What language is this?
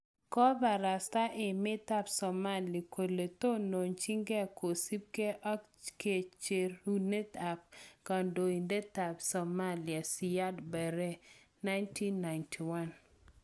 Kalenjin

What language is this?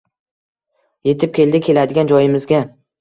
Uzbek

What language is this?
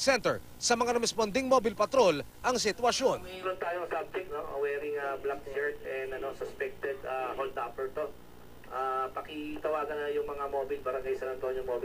Filipino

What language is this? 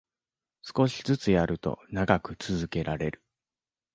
Japanese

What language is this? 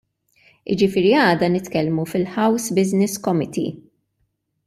Maltese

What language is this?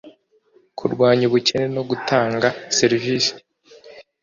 Kinyarwanda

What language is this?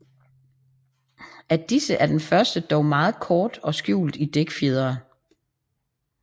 Danish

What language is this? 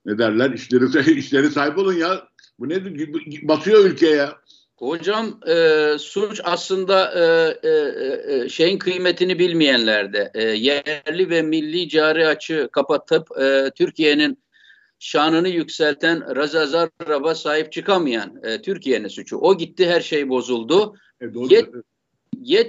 Turkish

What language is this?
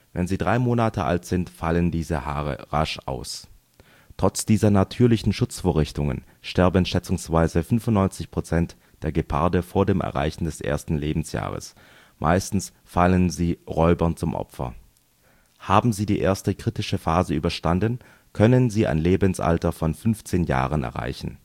German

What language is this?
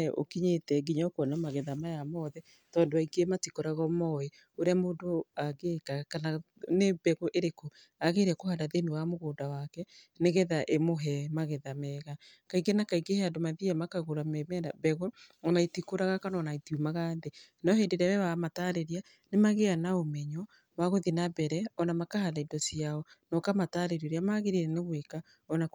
Kikuyu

